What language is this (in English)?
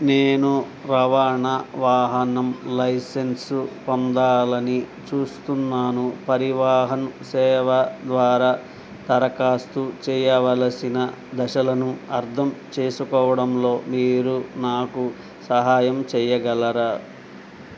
Telugu